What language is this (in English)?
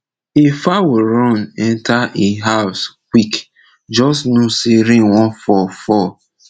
Nigerian Pidgin